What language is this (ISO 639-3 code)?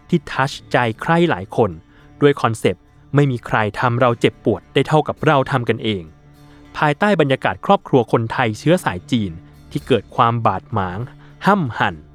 tha